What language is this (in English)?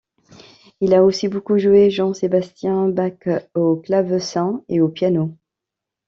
French